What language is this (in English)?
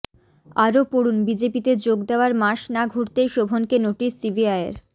Bangla